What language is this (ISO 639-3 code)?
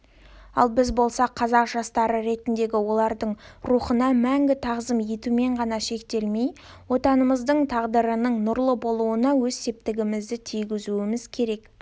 kaz